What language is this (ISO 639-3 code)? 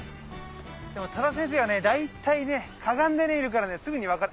jpn